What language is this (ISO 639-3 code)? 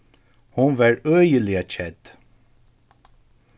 fao